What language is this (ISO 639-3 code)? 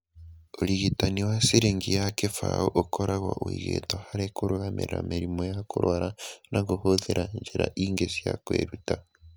kik